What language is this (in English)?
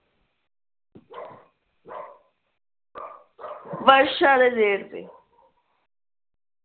Punjabi